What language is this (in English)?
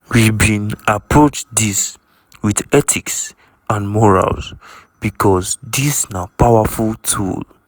Nigerian Pidgin